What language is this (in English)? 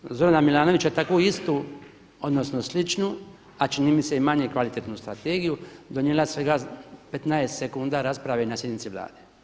Croatian